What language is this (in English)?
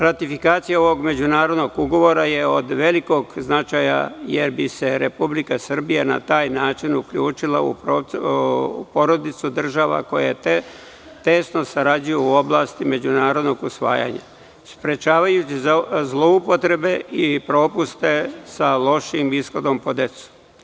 Serbian